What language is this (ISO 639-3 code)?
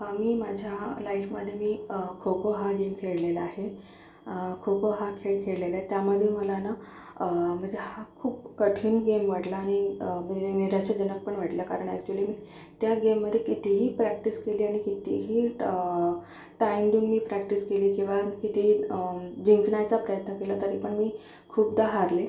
mar